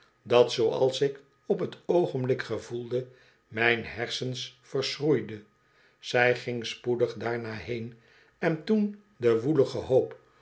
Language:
Dutch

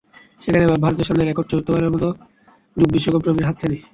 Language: Bangla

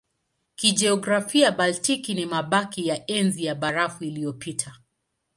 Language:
Swahili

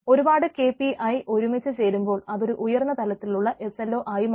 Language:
Malayalam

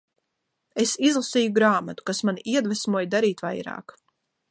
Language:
Latvian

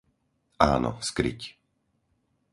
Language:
Slovak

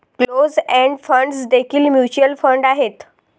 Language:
Marathi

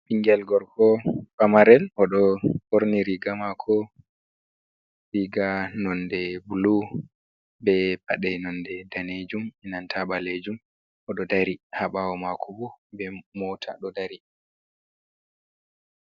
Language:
Fula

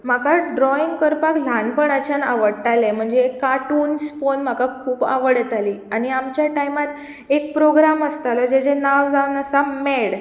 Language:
Konkani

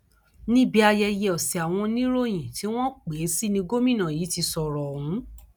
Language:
Yoruba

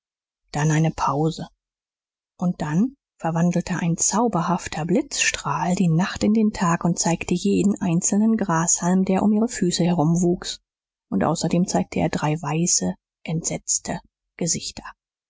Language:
German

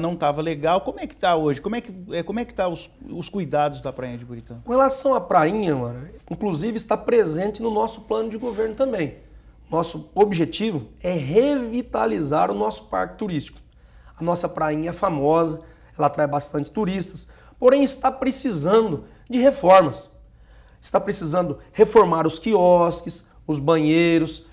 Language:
Portuguese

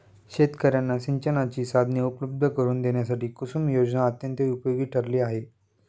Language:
Marathi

